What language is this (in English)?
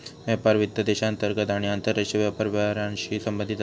Marathi